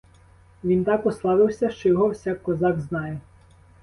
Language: Ukrainian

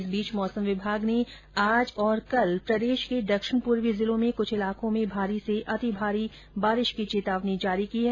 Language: Hindi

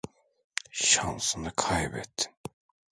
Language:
Turkish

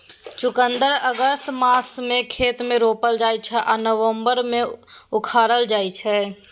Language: Maithili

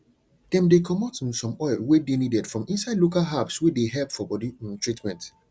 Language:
Nigerian Pidgin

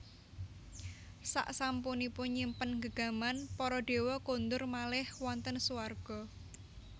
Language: Javanese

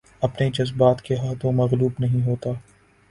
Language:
Urdu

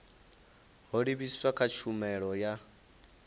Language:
Venda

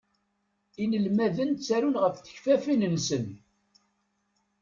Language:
Kabyle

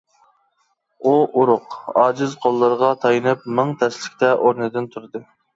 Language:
Uyghur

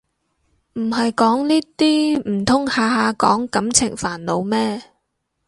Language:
Cantonese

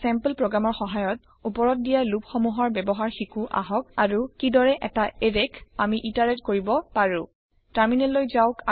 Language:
Assamese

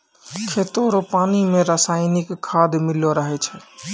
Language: Maithili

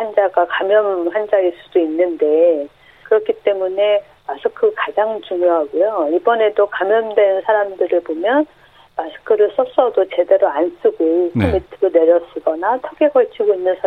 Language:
Korean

